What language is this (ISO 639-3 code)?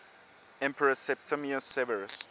eng